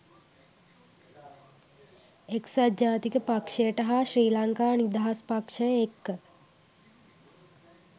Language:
Sinhala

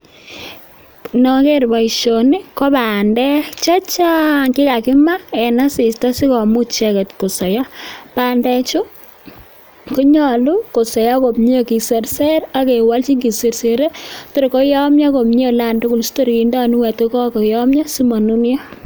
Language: Kalenjin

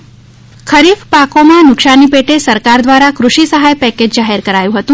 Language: Gujarati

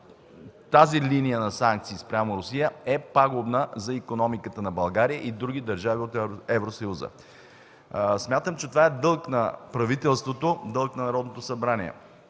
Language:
Bulgarian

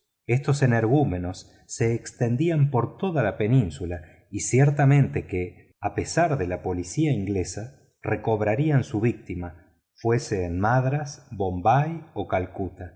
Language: Spanish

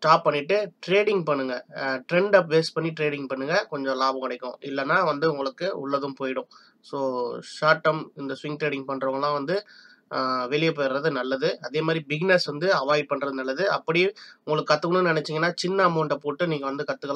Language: Tamil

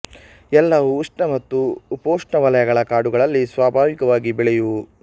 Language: Kannada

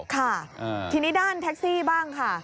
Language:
Thai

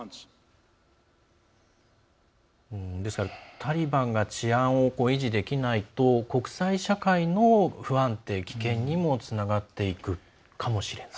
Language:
Japanese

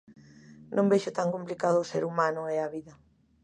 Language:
Galician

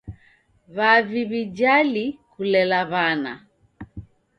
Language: Taita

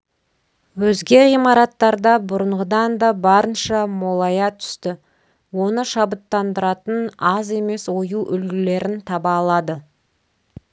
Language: Kazakh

